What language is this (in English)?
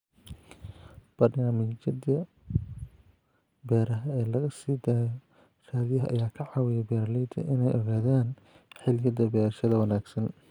Somali